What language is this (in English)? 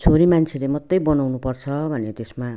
Nepali